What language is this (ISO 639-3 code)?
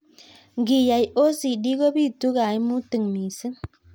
kln